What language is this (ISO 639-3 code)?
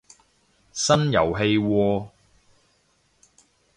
yue